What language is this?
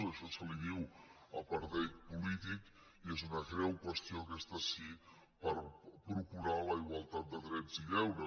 Catalan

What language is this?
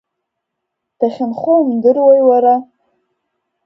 Abkhazian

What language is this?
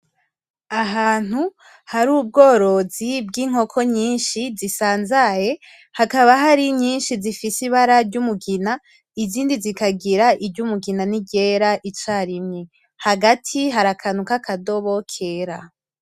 Rundi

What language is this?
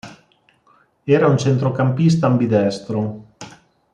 Italian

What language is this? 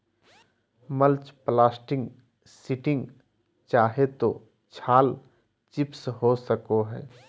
Magahi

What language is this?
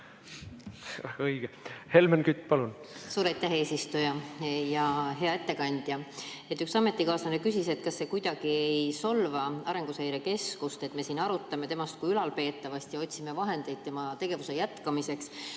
Estonian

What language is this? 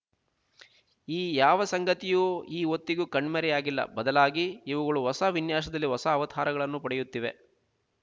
Kannada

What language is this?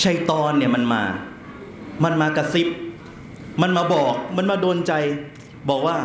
Thai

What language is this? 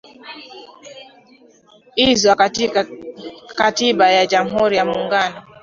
Swahili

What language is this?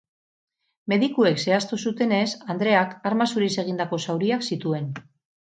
Basque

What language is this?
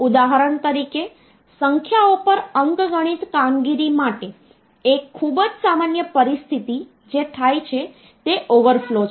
Gujarati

